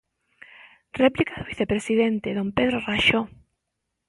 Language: Galician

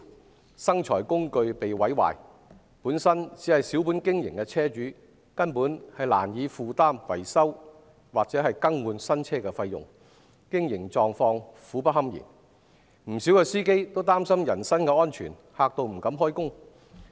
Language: Cantonese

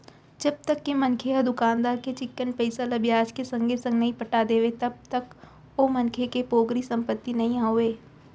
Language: Chhattisgarhi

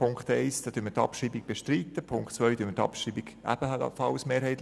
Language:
Swiss German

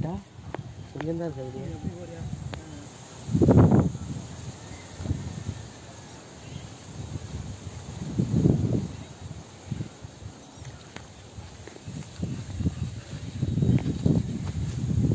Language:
Tamil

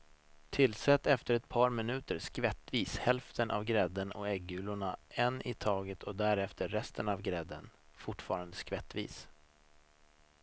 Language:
Swedish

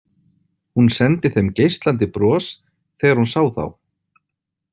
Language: Icelandic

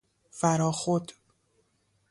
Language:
Persian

